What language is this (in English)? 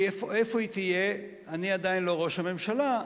Hebrew